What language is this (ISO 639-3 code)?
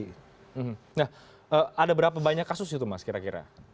ind